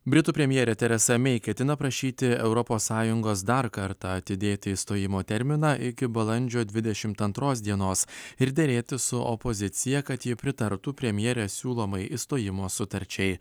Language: Lithuanian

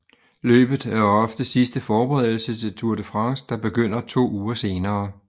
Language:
Danish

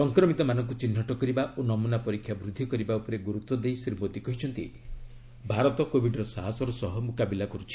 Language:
Odia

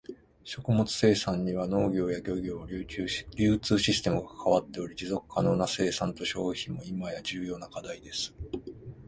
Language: Japanese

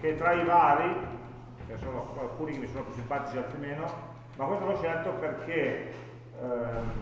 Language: Italian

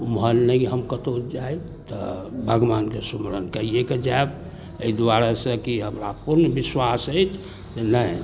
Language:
Maithili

